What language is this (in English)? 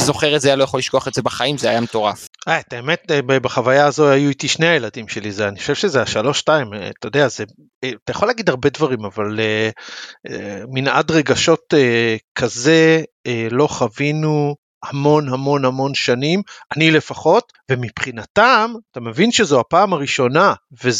Hebrew